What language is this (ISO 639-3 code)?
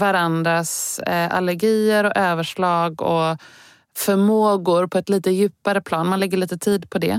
swe